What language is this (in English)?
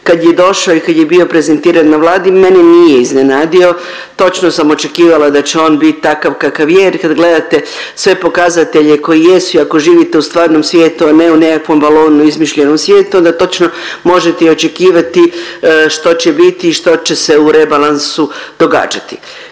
Croatian